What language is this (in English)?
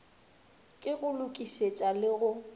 Northern Sotho